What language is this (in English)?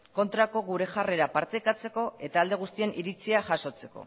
Basque